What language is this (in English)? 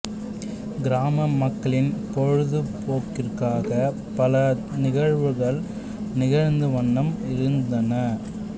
Tamil